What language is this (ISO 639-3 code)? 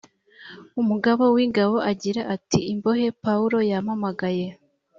kin